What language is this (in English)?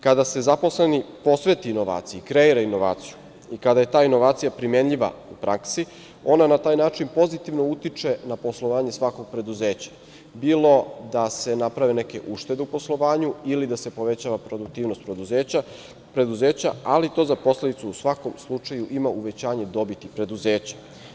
Serbian